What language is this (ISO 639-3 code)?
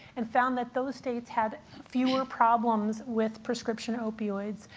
eng